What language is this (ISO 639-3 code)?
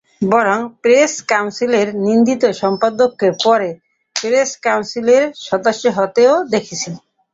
ben